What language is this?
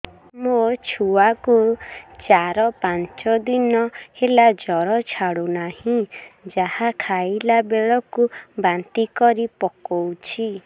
Odia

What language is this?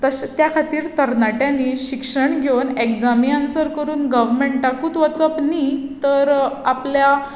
Konkani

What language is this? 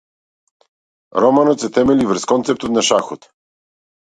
Macedonian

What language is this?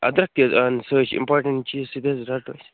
Kashmiri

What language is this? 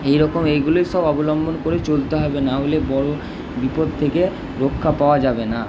Bangla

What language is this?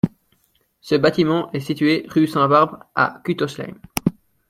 French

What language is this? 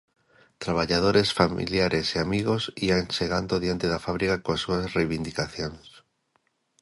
Galician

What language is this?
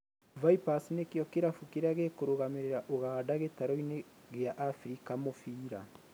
Kikuyu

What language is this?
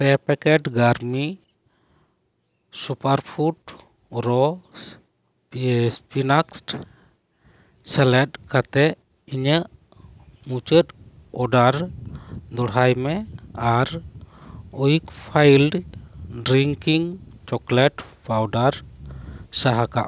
Santali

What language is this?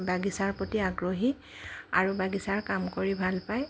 Assamese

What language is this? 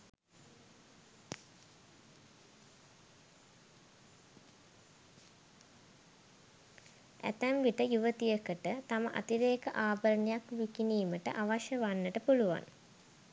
Sinhala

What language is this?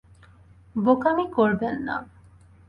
Bangla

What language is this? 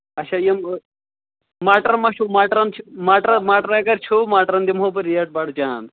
Kashmiri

